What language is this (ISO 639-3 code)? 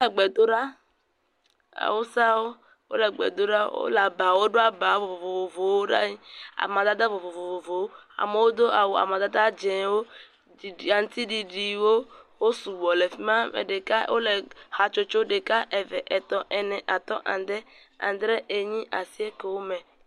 ewe